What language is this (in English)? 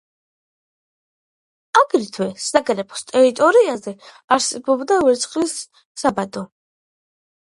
Georgian